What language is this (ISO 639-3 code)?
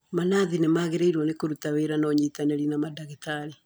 kik